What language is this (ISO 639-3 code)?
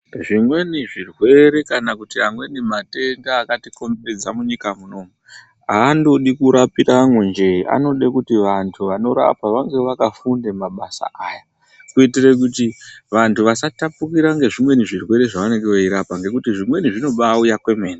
ndc